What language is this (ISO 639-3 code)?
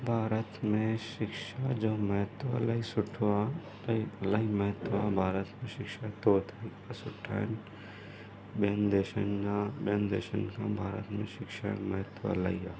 snd